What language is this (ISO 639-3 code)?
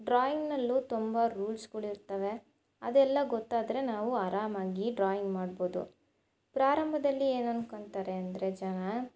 kan